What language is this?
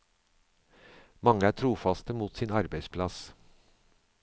Norwegian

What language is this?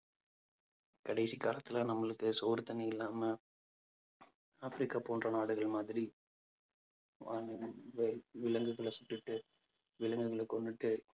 Tamil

